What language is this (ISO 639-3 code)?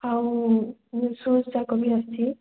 ori